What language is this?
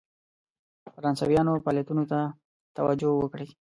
Pashto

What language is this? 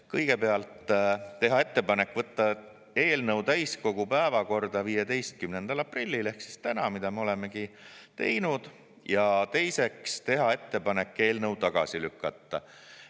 Estonian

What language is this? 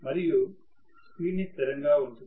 Telugu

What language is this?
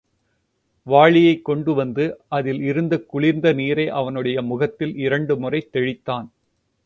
Tamil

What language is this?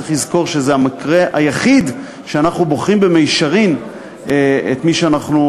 Hebrew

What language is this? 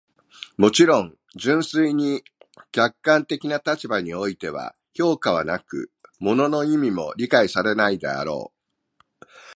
Japanese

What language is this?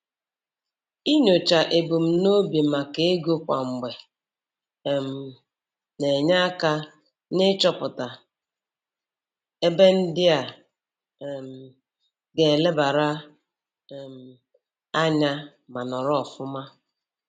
Igbo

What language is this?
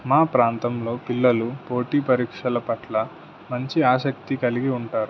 Telugu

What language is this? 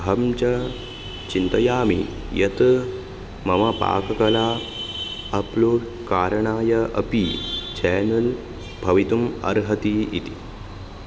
Sanskrit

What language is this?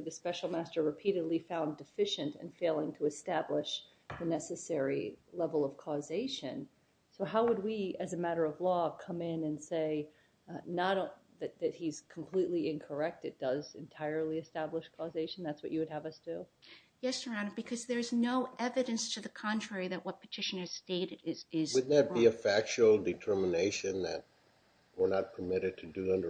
English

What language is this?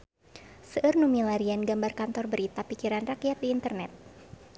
Sundanese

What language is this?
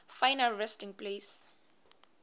Swati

